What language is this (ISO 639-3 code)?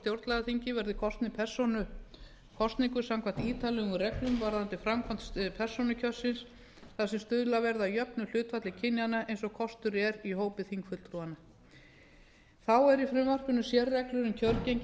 isl